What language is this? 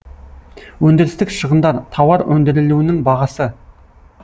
Kazakh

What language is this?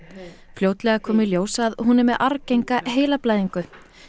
Icelandic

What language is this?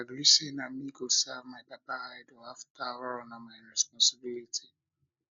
Nigerian Pidgin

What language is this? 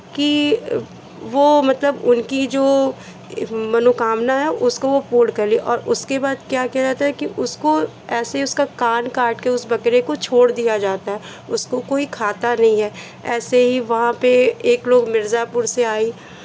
Hindi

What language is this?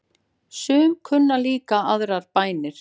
Icelandic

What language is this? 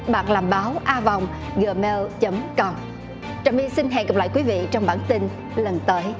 Vietnamese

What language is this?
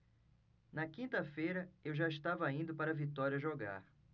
Portuguese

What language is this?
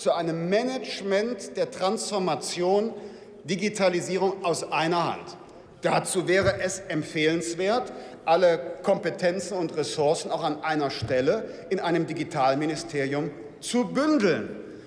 German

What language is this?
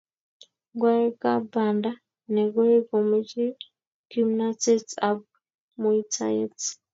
Kalenjin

